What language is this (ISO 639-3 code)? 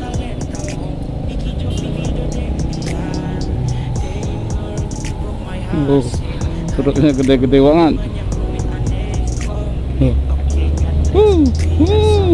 ind